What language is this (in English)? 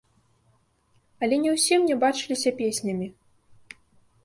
Belarusian